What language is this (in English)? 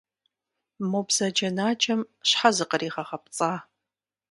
Kabardian